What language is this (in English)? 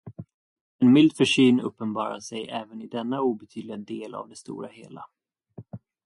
Swedish